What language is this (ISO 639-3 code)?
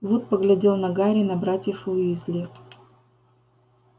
rus